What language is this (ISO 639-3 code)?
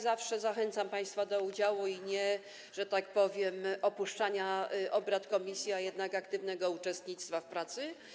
pol